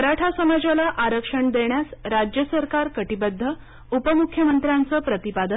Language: Marathi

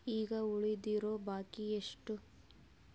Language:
Kannada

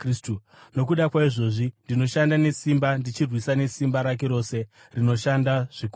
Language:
Shona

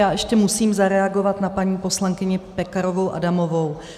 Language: Czech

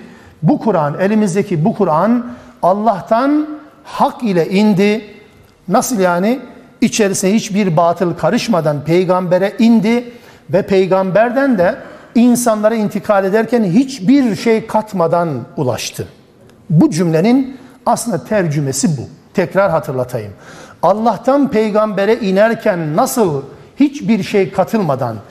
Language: Turkish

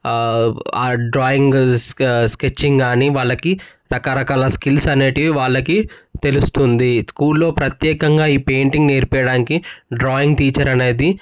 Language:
Telugu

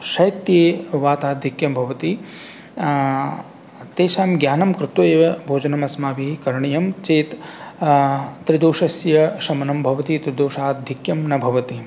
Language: Sanskrit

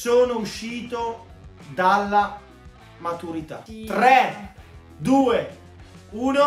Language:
Italian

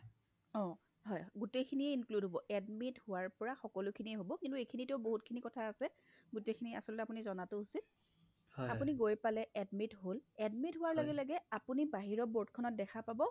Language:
Assamese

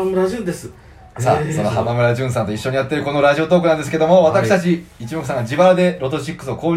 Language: Japanese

